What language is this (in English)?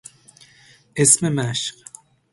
Persian